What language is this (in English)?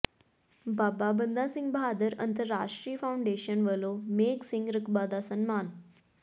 Punjabi